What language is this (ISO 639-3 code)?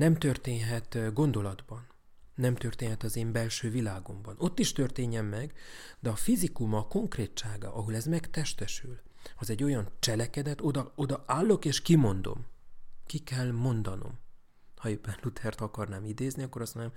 hun